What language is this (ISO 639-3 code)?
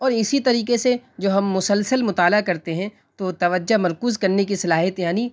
urd